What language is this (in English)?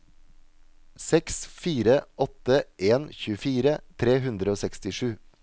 Norwegian